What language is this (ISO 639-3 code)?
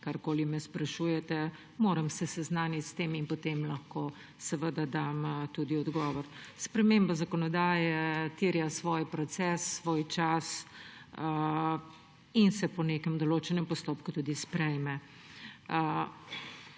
slv